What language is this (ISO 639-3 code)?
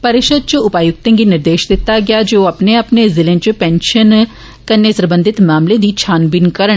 doi